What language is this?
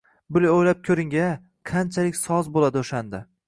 Uzbek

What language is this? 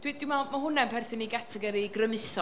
Welsh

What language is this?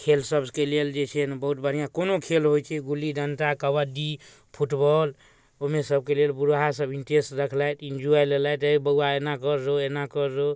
Maithili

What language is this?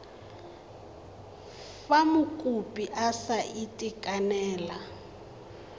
Tswana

